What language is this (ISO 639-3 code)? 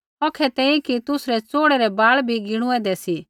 kfx